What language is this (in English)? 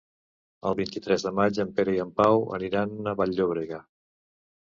Catalan